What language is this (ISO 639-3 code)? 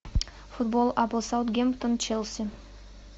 rus